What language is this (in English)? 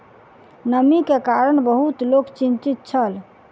Maithili